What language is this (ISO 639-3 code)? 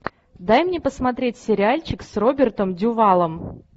rus